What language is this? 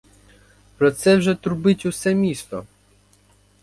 Ukrainian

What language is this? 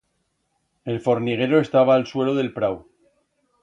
Aragonese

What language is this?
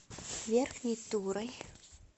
Russian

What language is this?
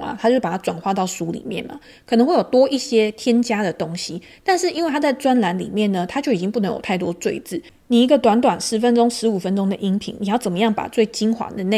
Chinese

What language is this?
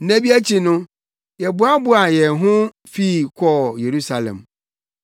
Akan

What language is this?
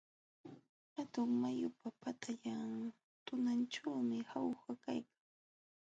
Jauja Wanca Quechua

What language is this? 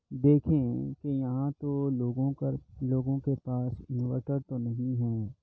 Urdu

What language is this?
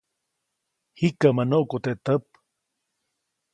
Copainalá Zoque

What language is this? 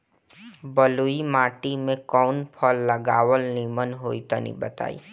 Bhojpuri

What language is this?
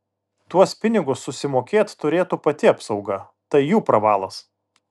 Lithuanian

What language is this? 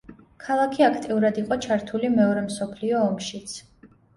Georgian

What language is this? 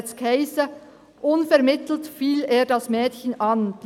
Swiss German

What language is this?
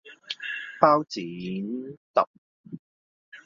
Cantonese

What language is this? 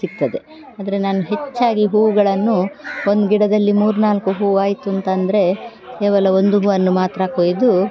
Kannada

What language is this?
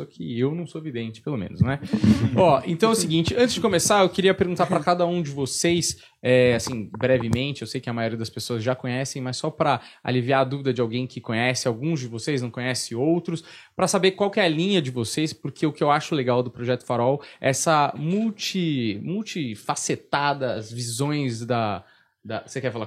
Portuguese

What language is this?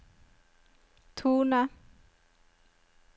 Norwegian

